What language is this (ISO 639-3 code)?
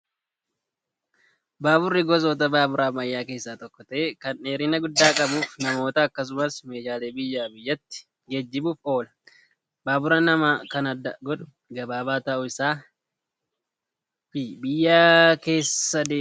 orm